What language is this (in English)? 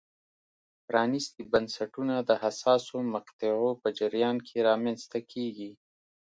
Pashto